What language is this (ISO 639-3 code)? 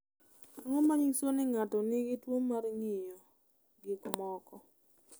luo